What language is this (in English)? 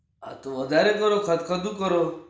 Gujarati